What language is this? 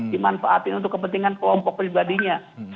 Indonesian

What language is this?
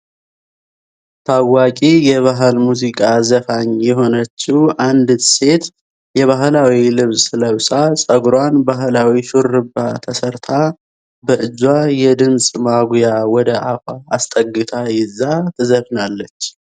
Amharic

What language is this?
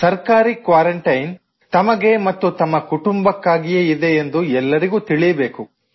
Kannada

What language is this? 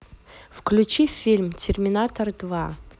Russian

